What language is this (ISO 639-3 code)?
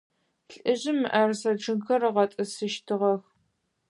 ady